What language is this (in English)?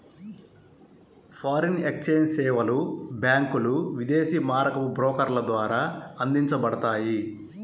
Telugu